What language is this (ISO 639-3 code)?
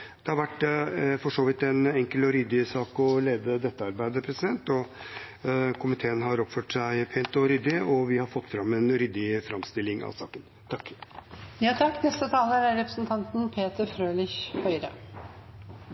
nob